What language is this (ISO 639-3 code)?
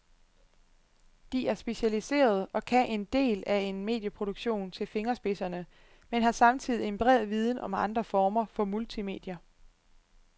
dan